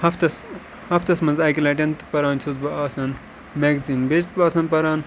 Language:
Kashmiri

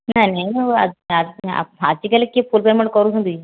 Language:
Odia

